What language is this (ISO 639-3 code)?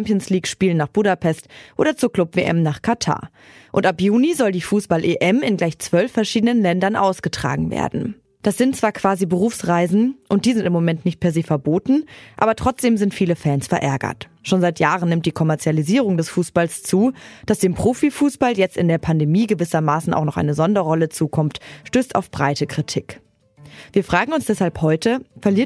deu